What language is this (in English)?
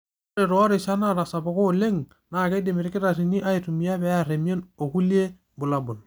Masai